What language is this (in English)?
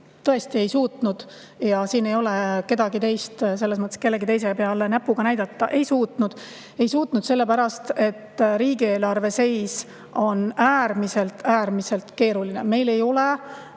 Estonian